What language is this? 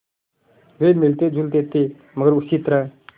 Hindi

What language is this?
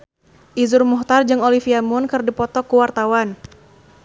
Sundanese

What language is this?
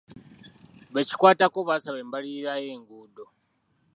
Ganda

